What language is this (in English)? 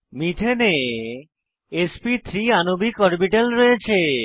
Bangla